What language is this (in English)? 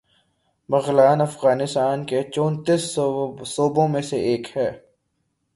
Urdu